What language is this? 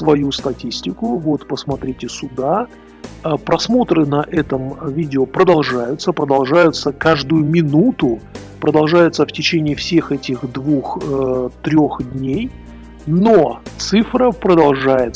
Russian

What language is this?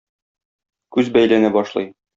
Tatar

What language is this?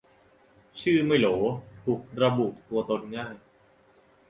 Thai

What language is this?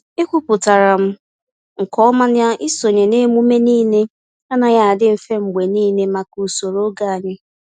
Igbo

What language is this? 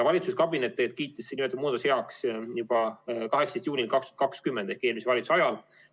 Estonian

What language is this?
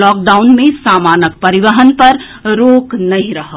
Maithili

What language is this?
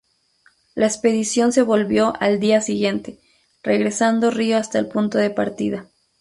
Spanish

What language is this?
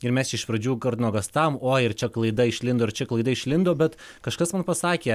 Lithuanian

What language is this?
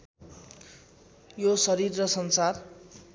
Nepali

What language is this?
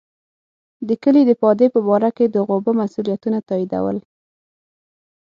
Pashto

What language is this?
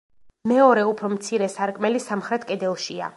Georgian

